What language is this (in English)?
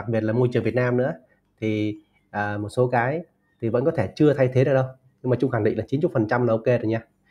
Vietnamese